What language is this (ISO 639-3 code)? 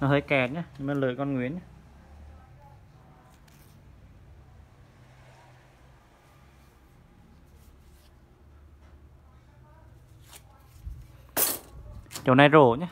vie